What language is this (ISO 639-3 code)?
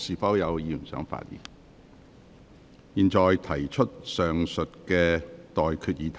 yue